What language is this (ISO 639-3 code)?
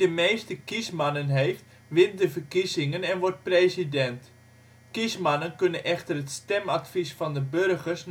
nld